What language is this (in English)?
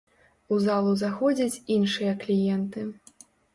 Belarusian